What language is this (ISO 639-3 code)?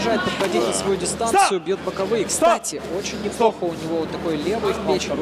rus